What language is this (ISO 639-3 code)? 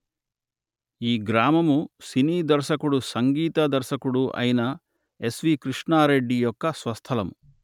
tel